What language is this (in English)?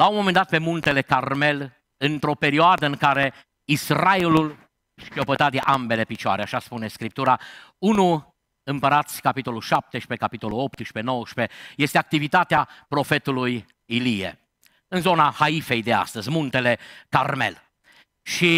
Romanian